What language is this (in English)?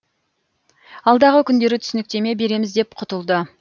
Kazakh